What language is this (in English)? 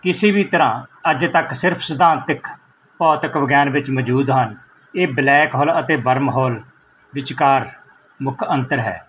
Punjabi